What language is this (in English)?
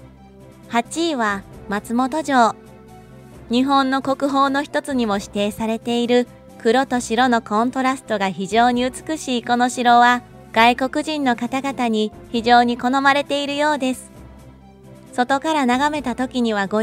Japanese